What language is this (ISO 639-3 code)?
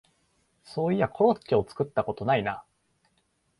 jpn